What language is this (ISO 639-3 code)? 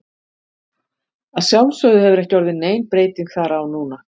isl